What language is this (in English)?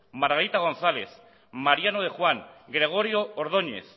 Basque